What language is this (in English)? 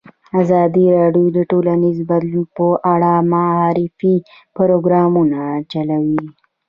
Pashto